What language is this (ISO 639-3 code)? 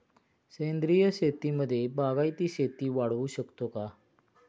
mar